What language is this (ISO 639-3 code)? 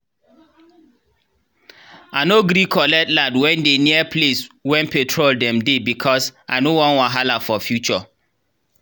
pcm